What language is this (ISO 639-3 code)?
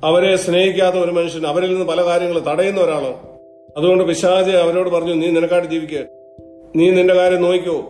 mal